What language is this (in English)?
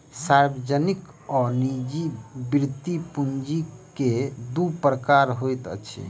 Maithili